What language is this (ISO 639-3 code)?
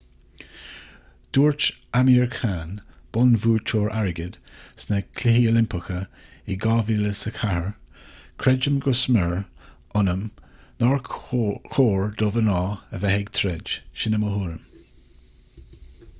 gle